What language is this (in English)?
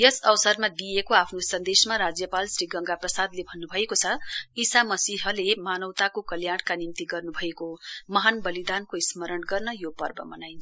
Nepali